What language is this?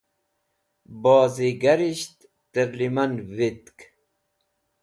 Wakhi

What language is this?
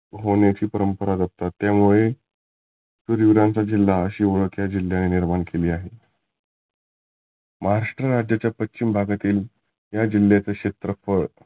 Marathi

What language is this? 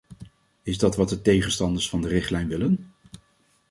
Dutch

